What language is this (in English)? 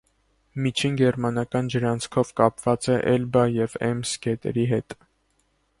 Armenian